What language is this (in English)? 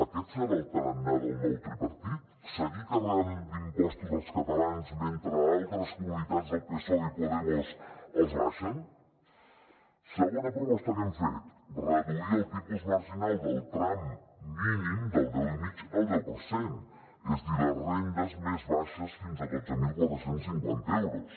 Catalan